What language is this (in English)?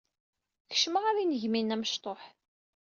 Kabyle